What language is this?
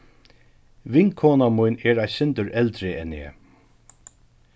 Faroese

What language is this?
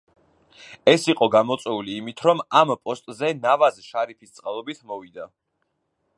Georgian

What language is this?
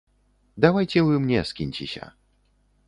Belarusian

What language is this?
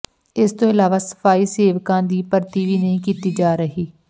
Punjabi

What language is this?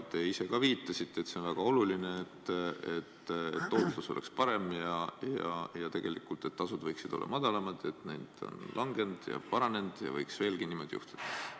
Estonian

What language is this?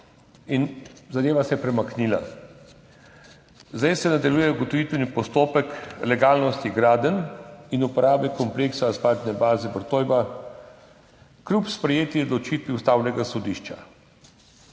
Slovenian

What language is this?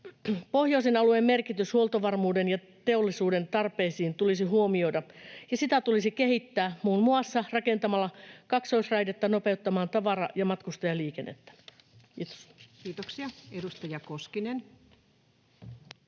Finnish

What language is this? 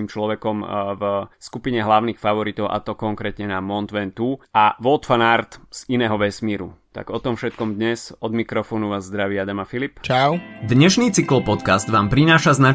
Slovak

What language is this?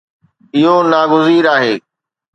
Sindhi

